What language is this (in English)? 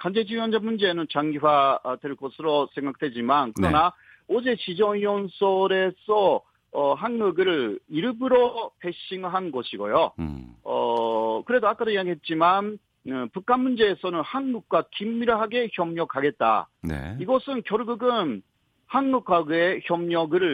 Korean